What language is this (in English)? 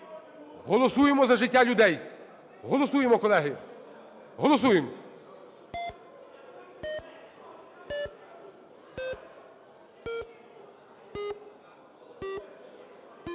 Ukrainian